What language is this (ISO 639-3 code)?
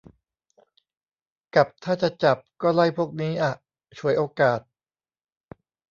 tha